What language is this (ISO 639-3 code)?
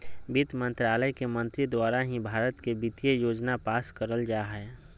mag